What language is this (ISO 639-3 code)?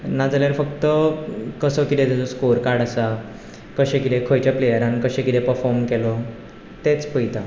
kok